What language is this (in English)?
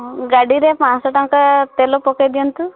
Odia